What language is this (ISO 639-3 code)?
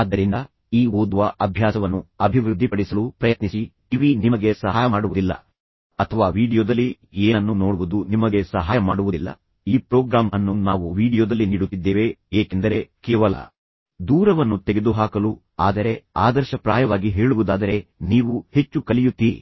kan